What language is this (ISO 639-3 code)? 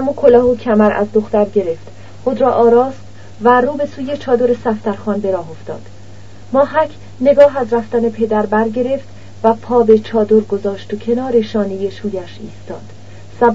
fas